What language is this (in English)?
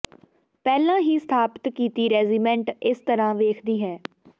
Punjabi